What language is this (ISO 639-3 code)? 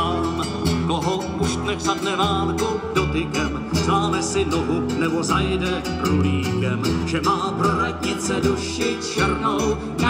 ces